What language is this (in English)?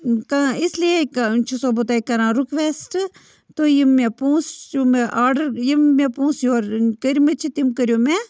Kashmiri